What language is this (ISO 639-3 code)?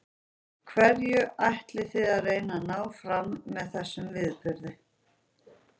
isl